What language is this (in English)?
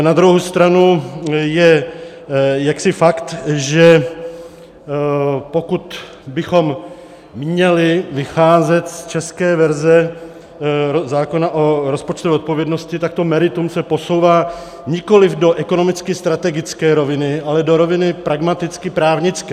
Czech